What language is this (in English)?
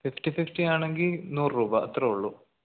Malayalam